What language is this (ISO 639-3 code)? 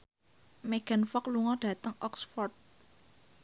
jav